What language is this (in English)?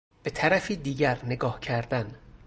Persian